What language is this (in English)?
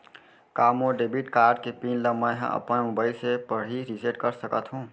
Chhattisgarhi